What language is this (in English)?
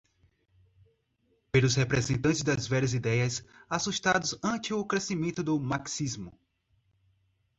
Portuguese